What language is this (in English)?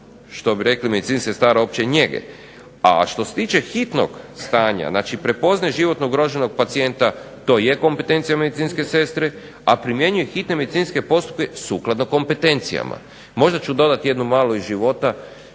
Croatian